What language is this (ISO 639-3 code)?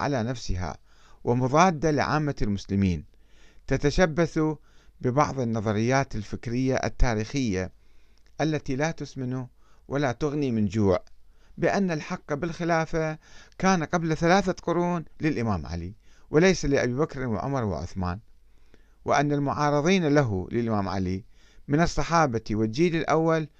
ara